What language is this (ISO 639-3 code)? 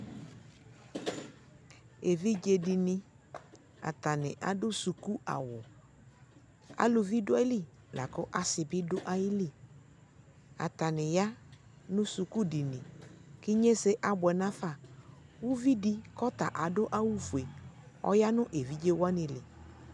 kpo